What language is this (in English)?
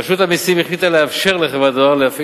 Hebrew